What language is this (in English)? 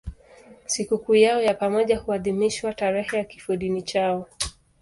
Swahili